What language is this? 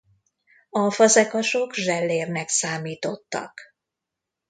Hungarian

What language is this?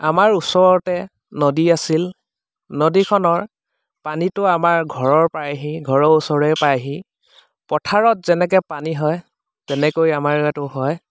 Assamese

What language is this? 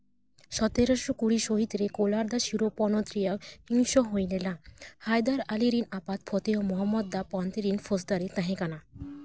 Santali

